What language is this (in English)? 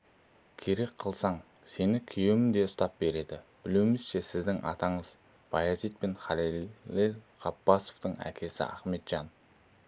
Kazakh